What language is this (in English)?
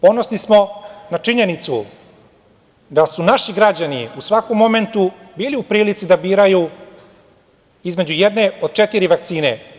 Serbian